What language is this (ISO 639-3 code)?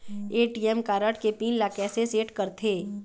hne